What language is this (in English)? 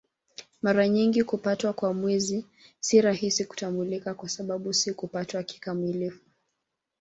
Swahili